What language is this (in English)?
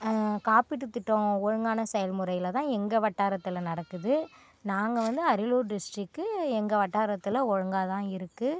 Tamil